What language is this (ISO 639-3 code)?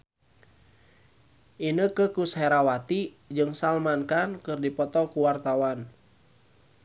sun